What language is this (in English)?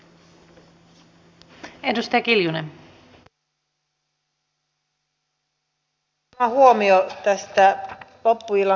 Finnish